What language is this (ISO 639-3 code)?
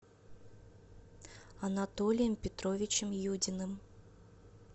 rus